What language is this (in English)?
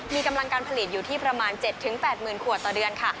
Thai